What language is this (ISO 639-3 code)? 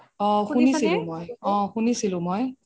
asm